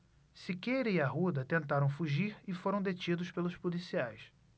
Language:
Portuguese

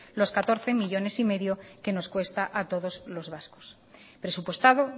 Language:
Spanish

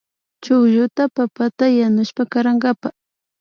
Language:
Imbabura Highland Quichua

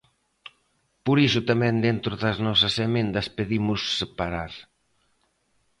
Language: Galician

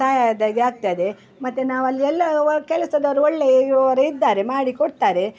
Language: Kannada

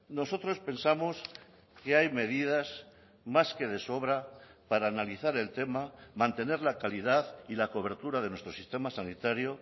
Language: Spanish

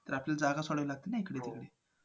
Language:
Marathi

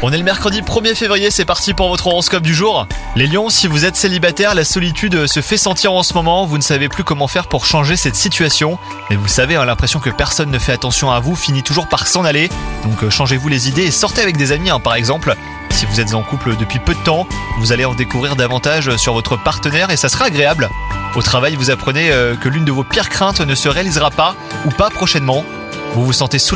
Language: French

